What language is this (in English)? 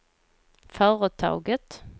Swedish